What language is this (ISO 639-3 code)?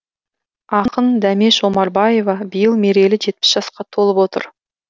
kaz